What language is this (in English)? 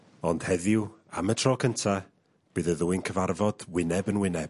Welsh